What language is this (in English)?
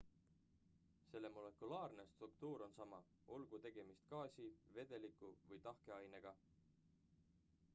Estonian